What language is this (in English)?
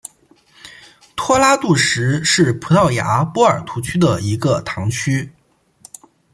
Chinese